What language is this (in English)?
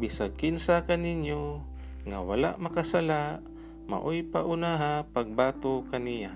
Filipino